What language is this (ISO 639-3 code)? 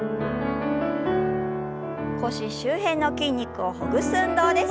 jpn